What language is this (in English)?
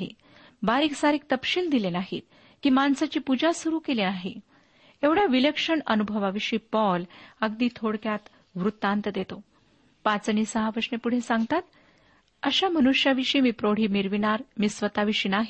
Marathi